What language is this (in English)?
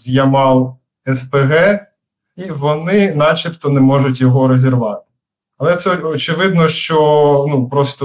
Ukrainian